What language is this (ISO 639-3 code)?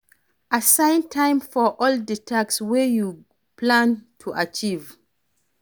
pcm